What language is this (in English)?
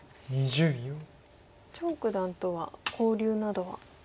Japanese